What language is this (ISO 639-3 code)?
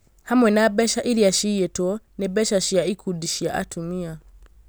kik